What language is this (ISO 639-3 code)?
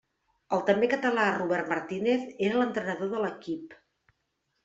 cat